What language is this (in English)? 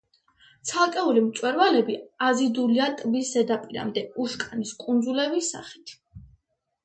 Georgian